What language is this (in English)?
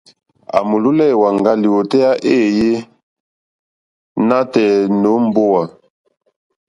Mokpwe